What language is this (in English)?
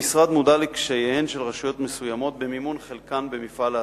Hebrew